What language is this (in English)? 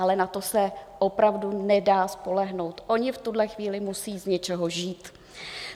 Czech